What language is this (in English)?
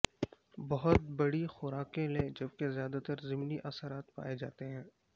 Urdu